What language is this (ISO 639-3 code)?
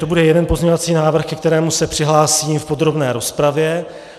ces